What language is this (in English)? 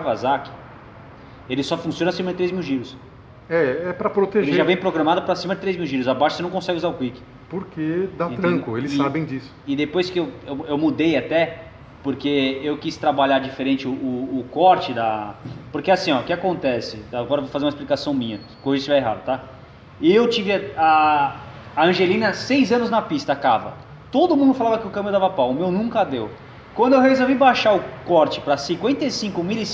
Portuguese